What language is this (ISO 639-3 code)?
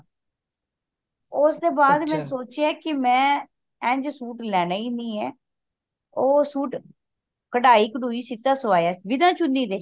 pan